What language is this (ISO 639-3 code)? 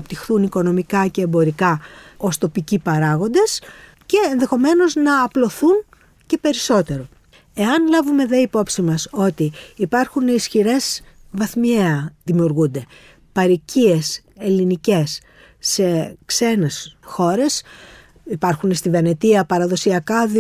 ell